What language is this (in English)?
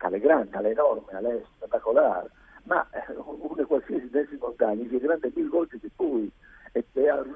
Italian